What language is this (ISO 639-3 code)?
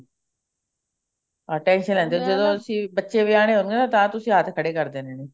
pan